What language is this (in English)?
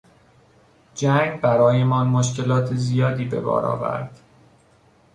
Persian